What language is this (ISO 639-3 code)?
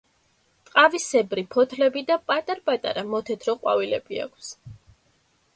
kat